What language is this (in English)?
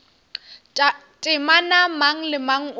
Northern Sotho